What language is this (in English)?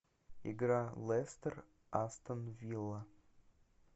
Russian